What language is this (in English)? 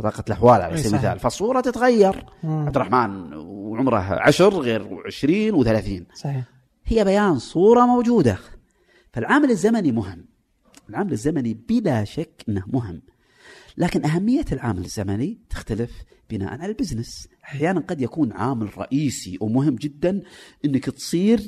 Arabic